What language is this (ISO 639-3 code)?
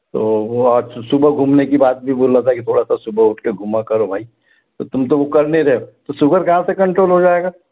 hin